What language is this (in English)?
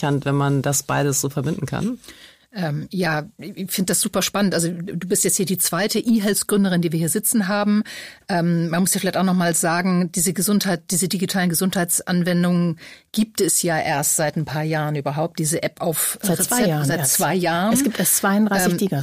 German